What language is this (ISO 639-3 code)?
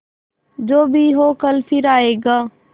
hin